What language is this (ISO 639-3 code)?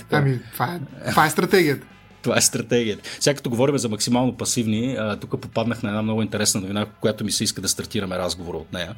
bul